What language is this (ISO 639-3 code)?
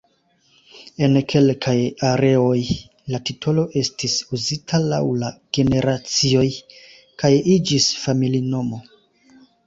epo